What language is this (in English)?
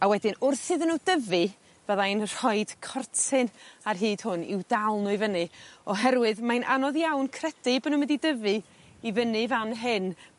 Welsh